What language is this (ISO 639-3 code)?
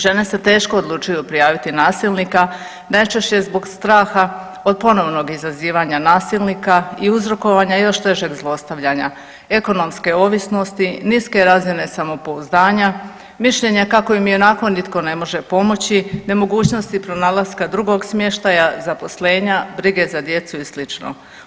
hrv